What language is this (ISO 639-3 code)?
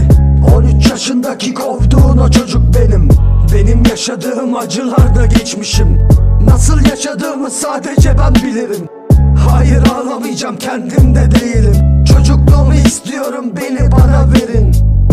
tur